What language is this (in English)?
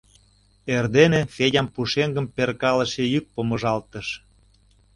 Mari